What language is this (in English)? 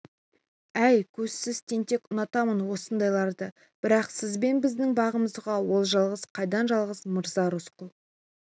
Kazakh